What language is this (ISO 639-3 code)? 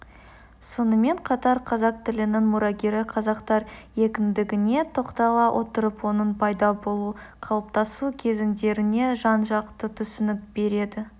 kaz